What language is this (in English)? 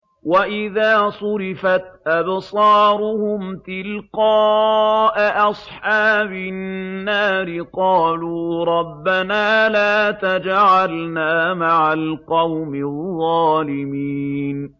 Arabic